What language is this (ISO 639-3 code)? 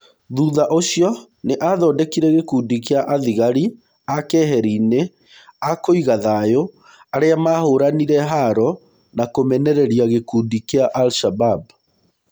kik